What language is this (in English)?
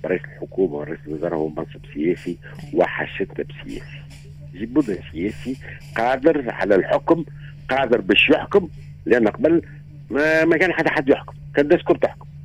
Arabic